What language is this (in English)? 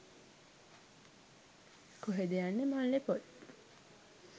Sinhala